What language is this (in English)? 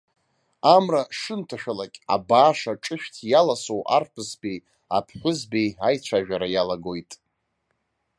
Abkhazian